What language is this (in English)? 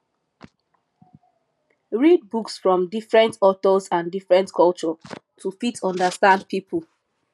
Nigerian Pidgin